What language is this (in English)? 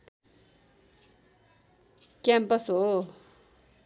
Nepali